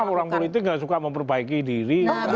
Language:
Indonesian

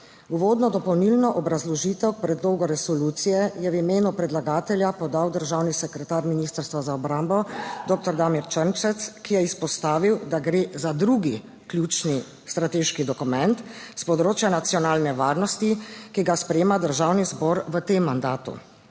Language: Slovenian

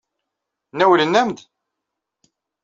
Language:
Kabyle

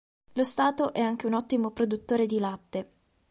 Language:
Italian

